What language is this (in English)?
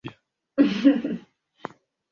Swahili